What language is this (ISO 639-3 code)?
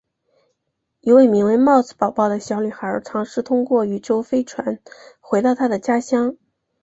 zho